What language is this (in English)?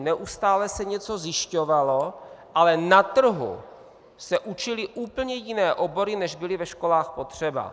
Czech